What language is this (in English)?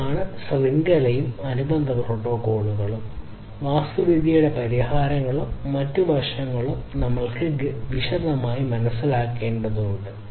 Malayalam